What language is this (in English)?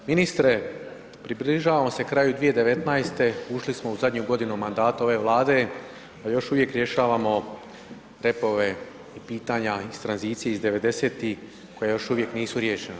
Croatian